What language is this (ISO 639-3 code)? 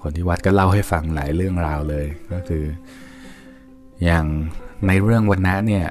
tha